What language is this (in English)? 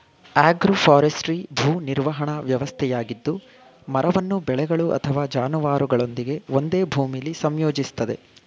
Kannada